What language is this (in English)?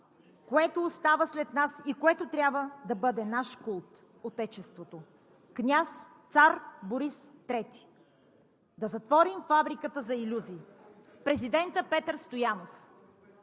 Bulgarian